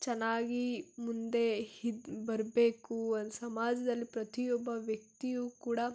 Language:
Kannada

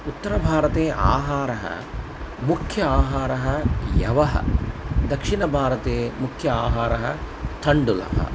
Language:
Sanskrit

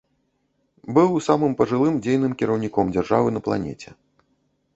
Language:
Belarusian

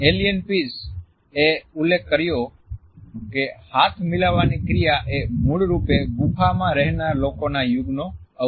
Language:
Gujarati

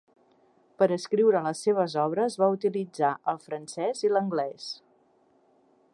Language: Catalan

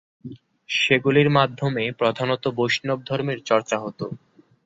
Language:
Bangla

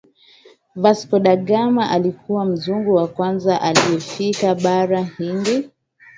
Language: Swahili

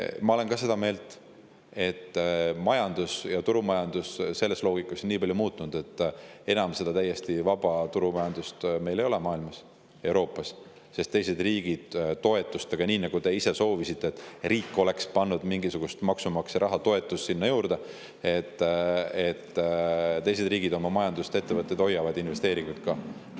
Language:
Estonian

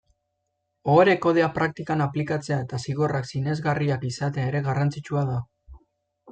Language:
Basque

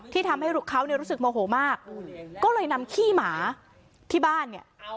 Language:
Thai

